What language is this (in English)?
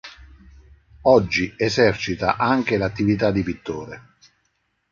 Italian